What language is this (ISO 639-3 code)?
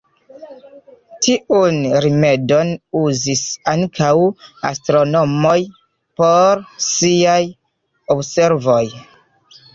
epo